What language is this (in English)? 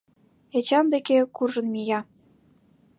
Mari